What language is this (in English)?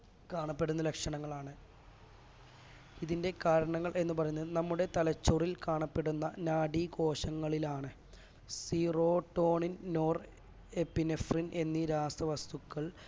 Malayalam